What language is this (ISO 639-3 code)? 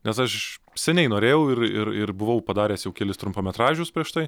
lit